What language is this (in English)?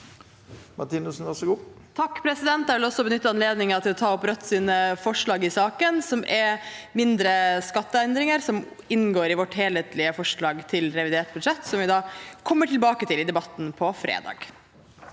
Norwegian